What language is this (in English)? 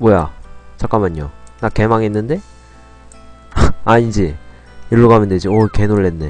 Korean